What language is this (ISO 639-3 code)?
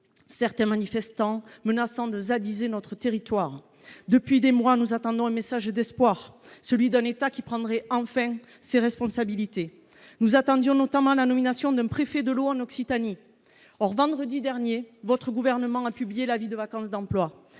fra